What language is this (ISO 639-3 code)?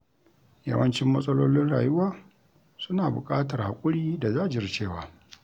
hau